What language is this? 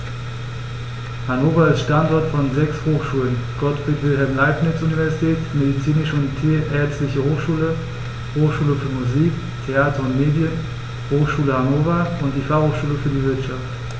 German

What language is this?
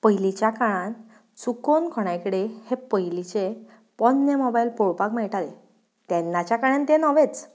Konkani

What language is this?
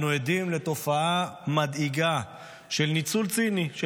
Hebrew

